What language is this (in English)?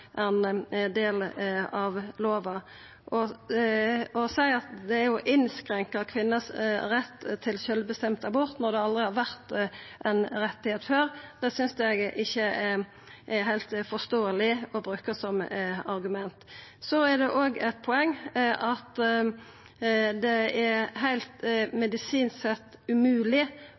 Norwegian Nynorsk